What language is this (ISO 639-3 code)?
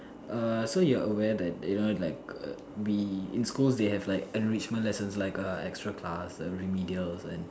eng